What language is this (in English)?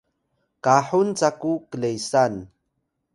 Atayal